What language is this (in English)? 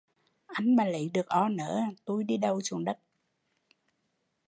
Vietnamese